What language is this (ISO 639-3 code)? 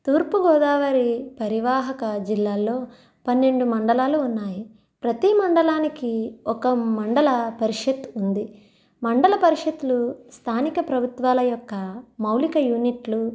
tel